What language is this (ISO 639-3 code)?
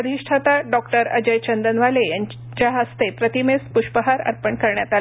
mar